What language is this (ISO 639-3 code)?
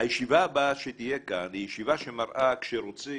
heb